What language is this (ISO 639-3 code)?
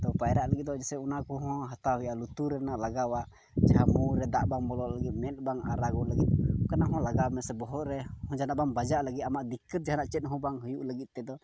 sat